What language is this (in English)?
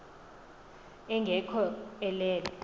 Xhosa